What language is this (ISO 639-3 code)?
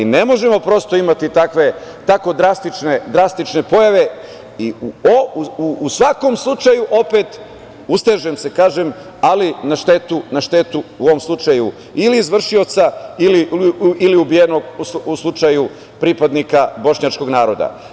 srp